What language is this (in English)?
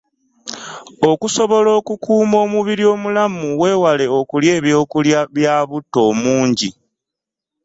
Ganda